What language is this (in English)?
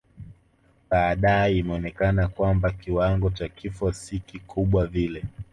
Swahili